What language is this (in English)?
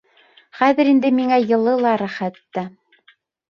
Bashkir